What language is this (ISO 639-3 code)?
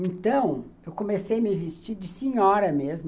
por